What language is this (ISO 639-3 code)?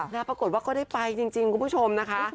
tha